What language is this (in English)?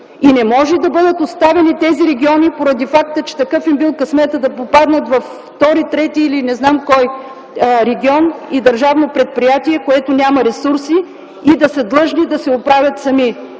Bulgarian